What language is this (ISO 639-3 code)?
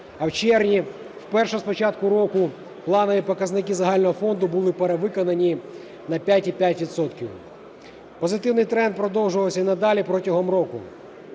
ukr